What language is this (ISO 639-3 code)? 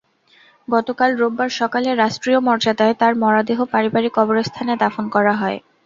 ben